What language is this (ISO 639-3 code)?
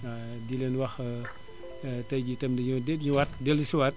wol